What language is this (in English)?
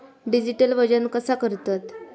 Marathi